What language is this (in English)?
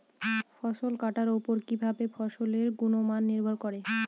Bangla